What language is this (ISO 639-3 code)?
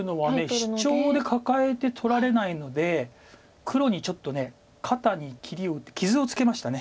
jpn